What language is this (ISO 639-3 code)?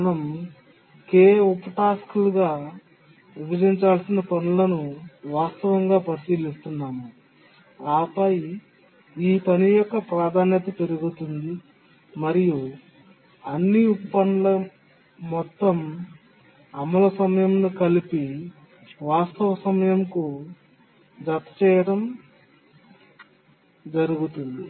tel